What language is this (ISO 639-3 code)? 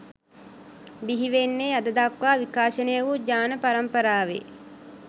sin